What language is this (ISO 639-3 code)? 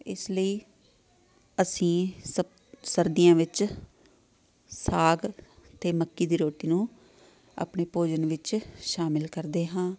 pan